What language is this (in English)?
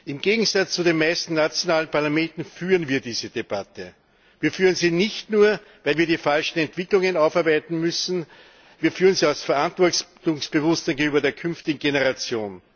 German